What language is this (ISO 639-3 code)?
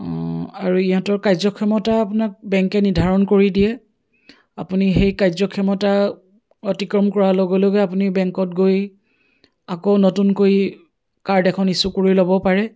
asm